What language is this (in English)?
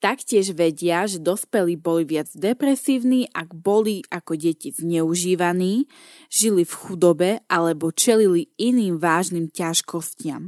Slovak